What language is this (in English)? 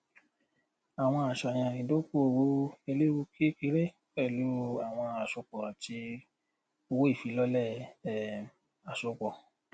Yoruba